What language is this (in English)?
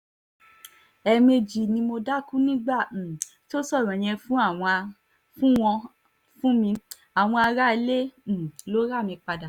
Yoruba